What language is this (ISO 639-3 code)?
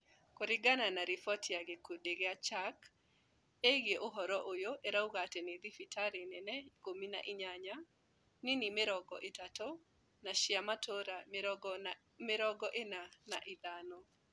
kik